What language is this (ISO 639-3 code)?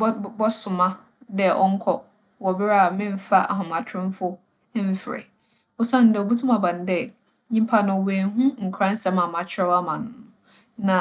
aka